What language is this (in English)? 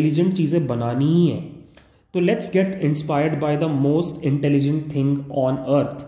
Hindi